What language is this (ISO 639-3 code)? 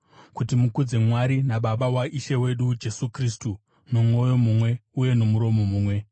sna